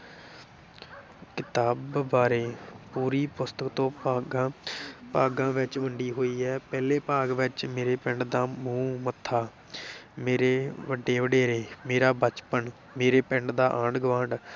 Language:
Punjabi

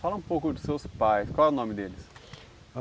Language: Portuguese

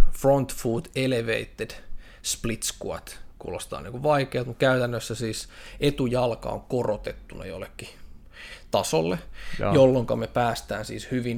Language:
Finnish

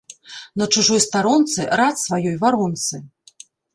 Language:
Belarusian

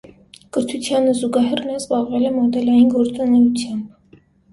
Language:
Armenian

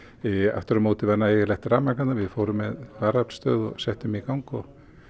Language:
Icelandic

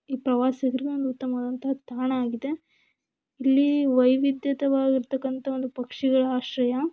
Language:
Kannada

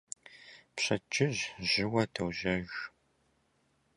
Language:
Kabardian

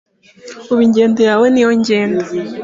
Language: Kinyarwanda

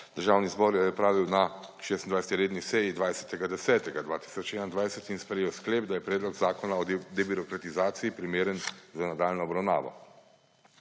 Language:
Slovenian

